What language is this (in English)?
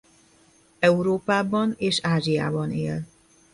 Hungarian